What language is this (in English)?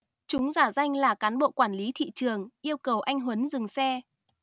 Vietnamese